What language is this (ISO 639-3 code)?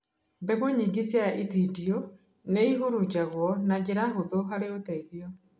kik